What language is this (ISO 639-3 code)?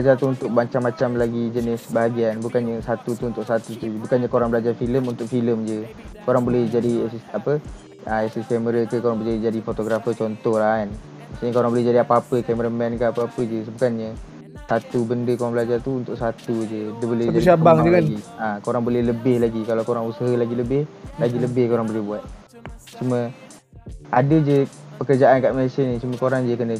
msa